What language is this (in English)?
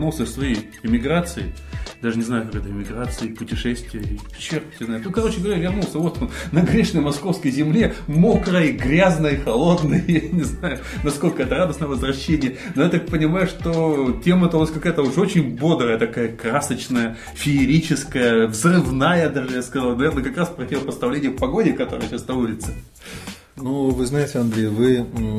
Russian